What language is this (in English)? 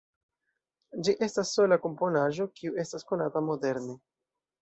Esperanto